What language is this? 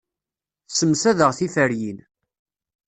Kabyle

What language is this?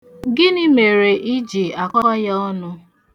Igbo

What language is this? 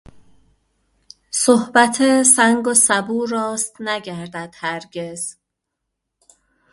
Persian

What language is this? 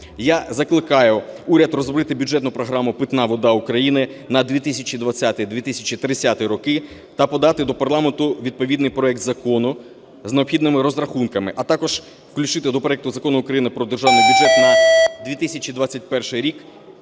Ukrainian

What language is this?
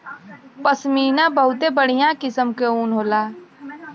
Bhojpuri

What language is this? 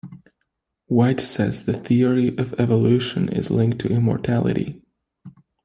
English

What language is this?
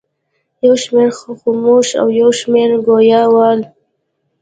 Pashto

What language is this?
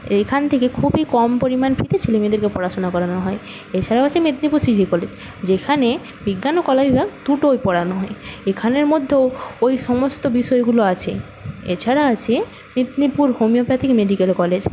Bangla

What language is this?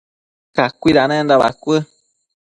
Matsés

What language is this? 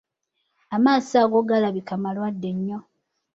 Ganda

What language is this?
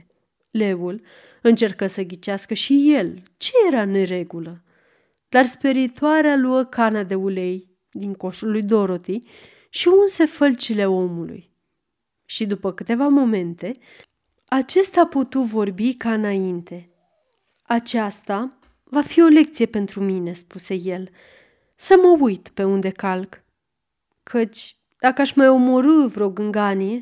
Romanian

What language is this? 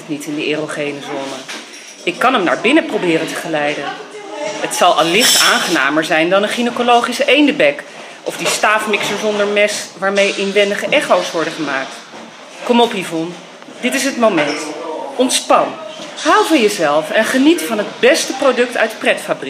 Dutch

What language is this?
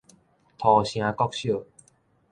Min Nan Chinese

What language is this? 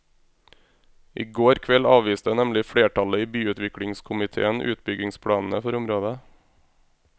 Norwegian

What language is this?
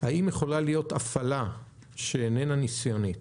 Hebrew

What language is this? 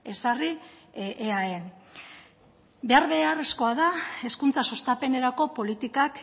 Basque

